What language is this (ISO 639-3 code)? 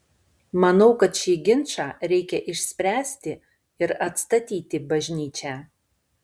lit